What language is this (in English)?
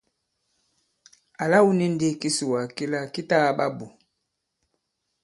Bankon